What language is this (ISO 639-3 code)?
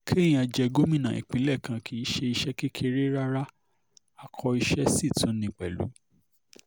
yor